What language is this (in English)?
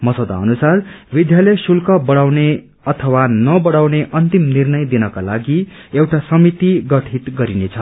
Nepali